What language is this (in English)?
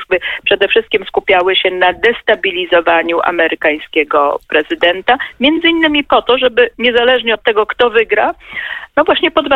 Polish